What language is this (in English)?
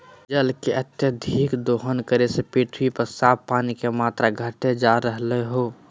Magahi